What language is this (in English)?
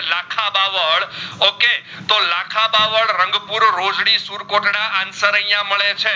Gujarati